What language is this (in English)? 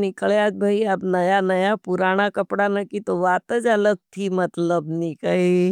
Nimadi